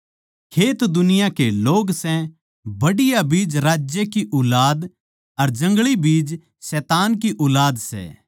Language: Haryanvi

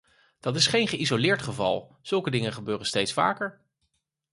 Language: Dutch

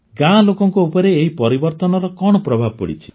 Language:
Odia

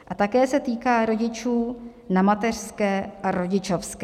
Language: Czech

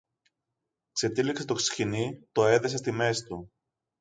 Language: Greek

